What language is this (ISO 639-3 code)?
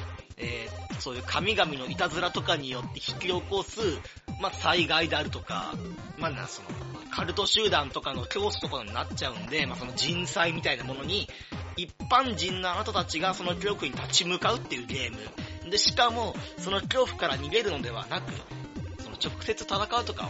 jpn